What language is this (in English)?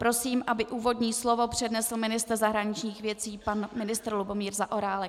Czech